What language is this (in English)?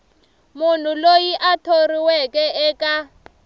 Tsonga